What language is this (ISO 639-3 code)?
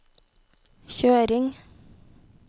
nor